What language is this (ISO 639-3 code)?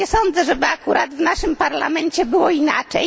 pol